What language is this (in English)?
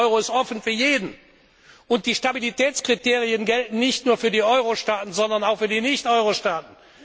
German